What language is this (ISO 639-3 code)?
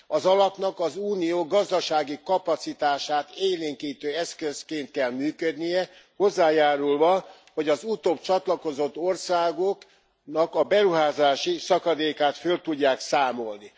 hun